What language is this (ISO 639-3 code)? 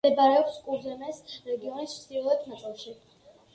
kat